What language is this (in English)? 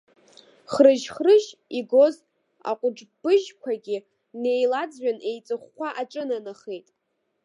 Abkhazian